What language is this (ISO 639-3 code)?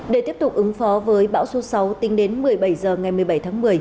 vie